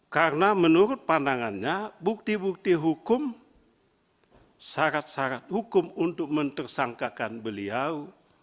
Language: Indonesian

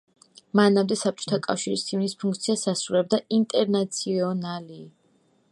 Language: Georgian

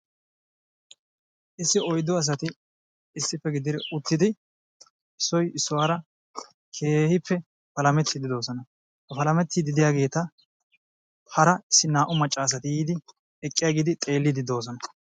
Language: Wolaytta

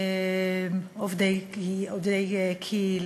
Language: Hebrew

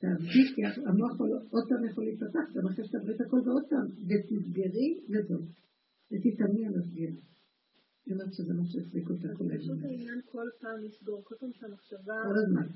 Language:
Hebrew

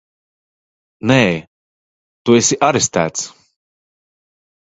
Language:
Latvian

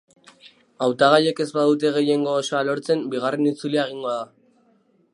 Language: Basque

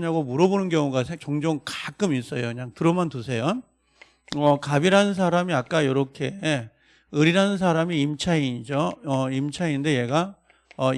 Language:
Korean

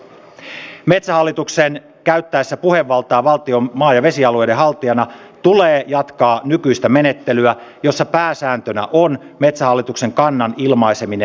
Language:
Finnish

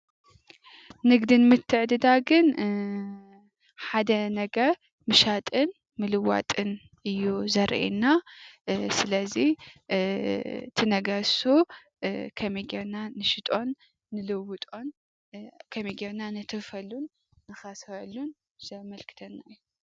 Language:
Tigrinya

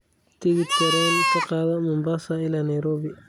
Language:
Somali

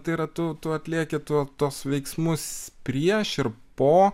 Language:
Lithuanian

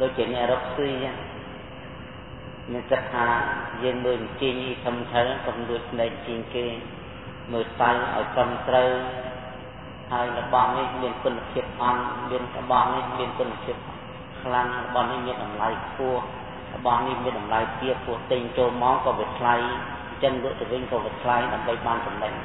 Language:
Thai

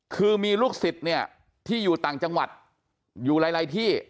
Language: Thai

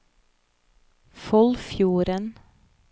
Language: Norwegian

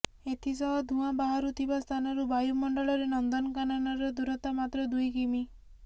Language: Odia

